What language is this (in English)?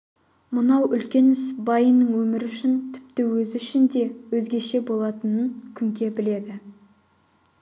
Kazakh